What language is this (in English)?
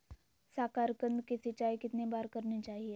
Magahi